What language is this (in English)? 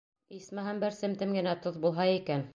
Bashkir